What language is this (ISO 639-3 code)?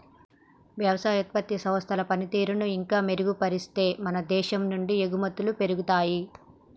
tel